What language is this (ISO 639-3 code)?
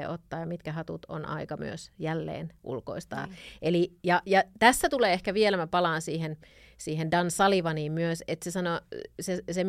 fin